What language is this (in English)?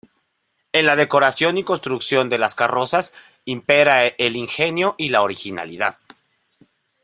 Spanish